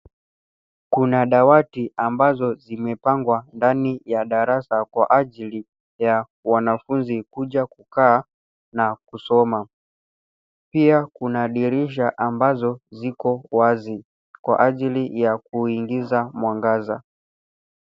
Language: Swahili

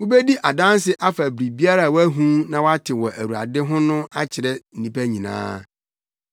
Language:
Akan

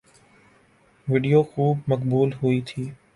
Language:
Urdu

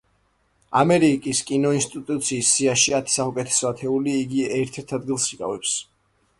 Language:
Georgian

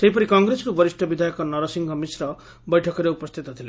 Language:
Odia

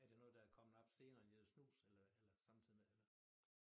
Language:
Danish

